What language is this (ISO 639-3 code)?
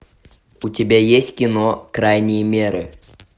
rus